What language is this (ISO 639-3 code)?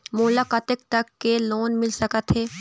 hne